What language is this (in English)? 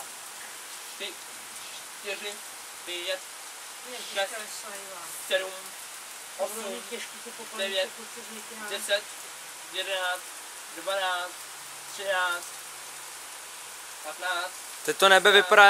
Czech